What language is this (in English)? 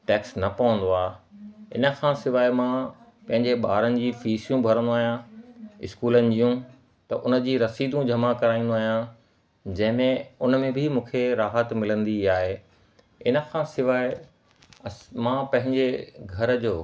Sindhi